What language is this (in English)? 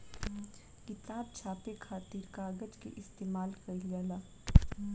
Bhojpuri